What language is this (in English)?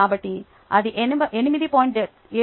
Telugu